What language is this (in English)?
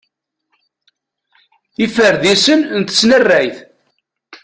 Kabyle